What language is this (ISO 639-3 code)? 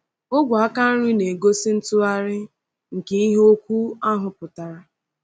ibo